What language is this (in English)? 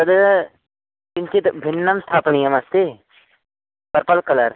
Sanskrit